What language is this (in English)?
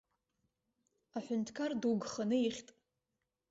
Abkhazian